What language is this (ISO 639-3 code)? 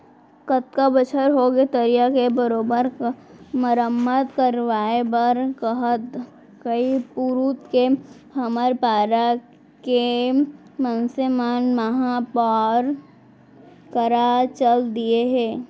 hne